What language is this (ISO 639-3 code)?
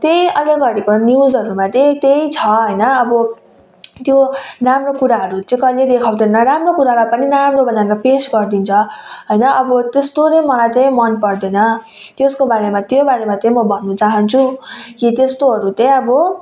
nep